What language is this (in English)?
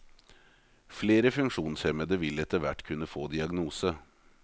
Norwegian